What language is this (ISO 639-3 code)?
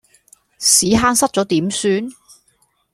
yue